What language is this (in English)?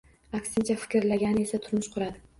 Uzbek